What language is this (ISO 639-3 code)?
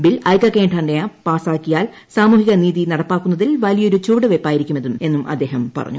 mal